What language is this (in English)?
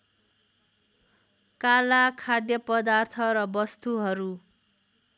Nepali